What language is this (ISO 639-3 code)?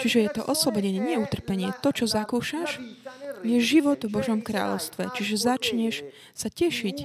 slk